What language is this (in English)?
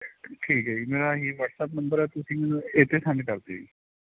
Punjabi